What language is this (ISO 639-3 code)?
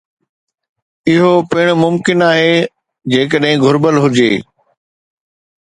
snd